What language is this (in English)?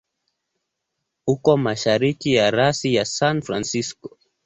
Swahili